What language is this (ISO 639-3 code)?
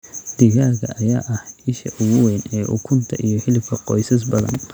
som